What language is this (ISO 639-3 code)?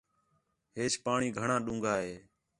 xhe